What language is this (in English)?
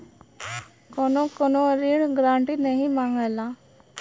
Bhojpuri